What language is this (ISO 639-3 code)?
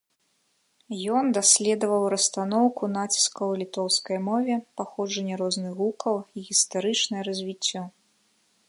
bel